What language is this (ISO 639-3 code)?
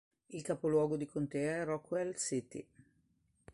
ita